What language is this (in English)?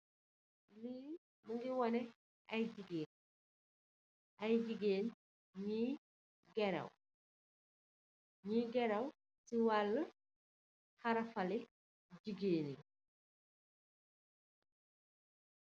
Wolof